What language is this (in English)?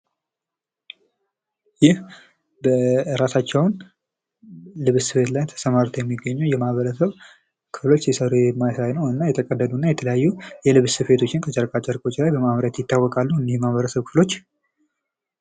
Amharic